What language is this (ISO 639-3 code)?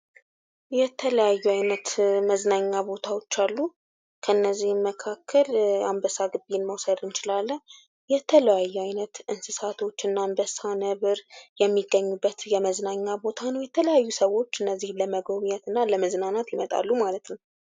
amh